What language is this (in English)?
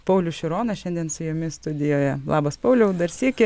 Lithuanian